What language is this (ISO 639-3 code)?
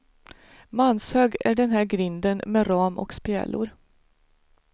swe